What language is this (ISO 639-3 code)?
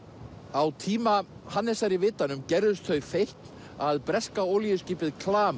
isl